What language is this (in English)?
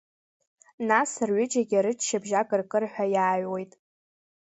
Abkhazian